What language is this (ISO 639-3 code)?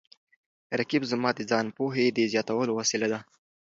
pus